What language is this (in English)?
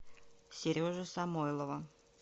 Russian